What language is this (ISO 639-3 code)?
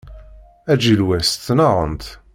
kab